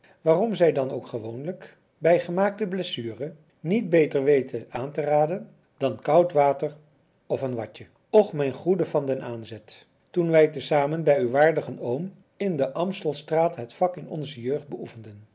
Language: Dutch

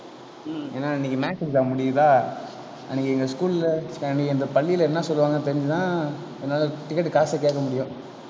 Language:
Tamil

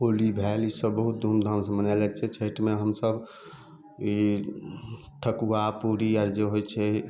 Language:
Maithili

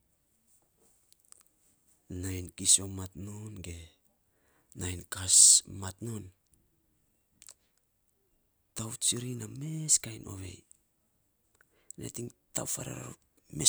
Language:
Saposa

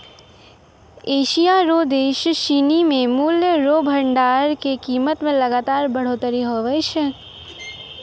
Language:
Maithili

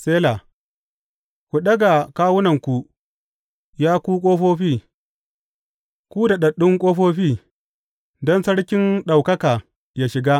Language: Hausa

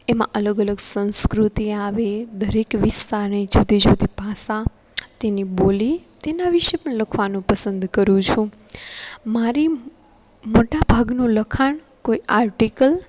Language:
Gujarati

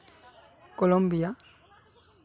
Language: Santali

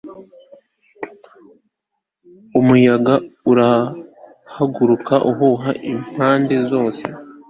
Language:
Kinyarwanda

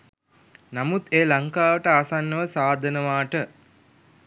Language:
Sinhala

